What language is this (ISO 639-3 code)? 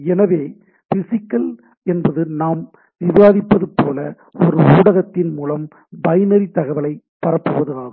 tam